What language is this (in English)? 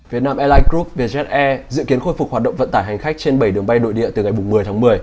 Vietnamese